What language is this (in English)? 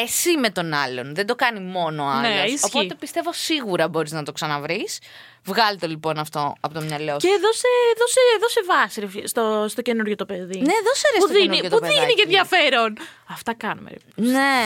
Greek